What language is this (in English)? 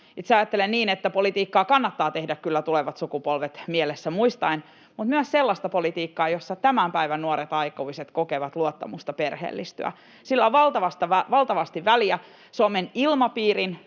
Finnish